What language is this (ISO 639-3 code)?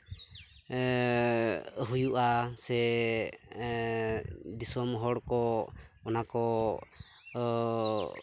sat